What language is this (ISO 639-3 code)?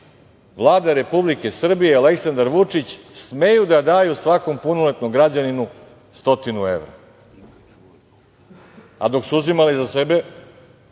srp